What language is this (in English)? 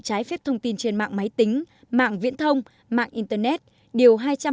Vietnamese